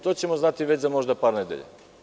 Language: Serbian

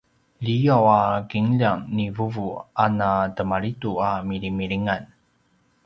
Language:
Paiwan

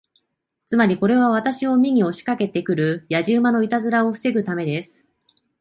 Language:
Japanese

